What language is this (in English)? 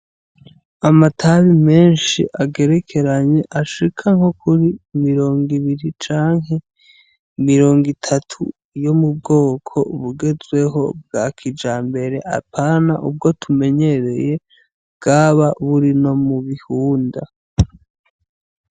Rundi